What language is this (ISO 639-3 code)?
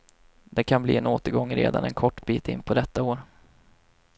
swe